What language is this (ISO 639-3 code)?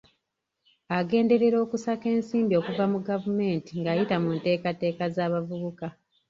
lug